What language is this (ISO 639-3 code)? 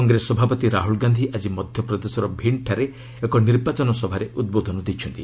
ori